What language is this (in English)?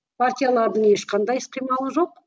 Kazakh